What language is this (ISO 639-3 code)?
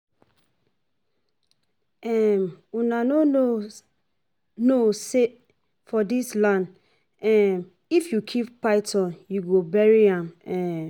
pcm